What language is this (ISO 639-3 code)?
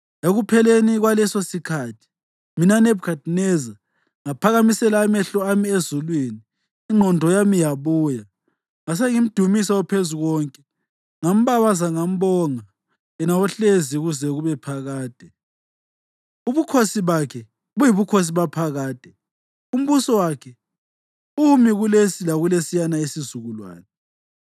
nde